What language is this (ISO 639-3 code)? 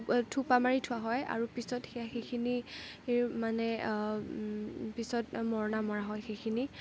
asm